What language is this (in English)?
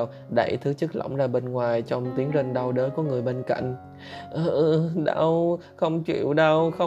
Vietnamese